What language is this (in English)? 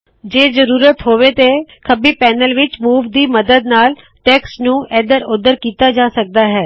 Punjabi